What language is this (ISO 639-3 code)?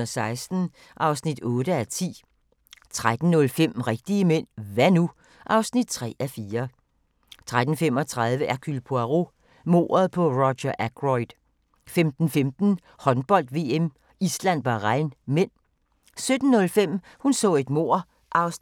dan